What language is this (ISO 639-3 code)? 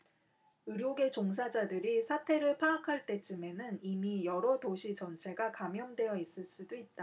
kor